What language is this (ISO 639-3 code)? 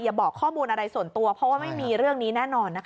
tha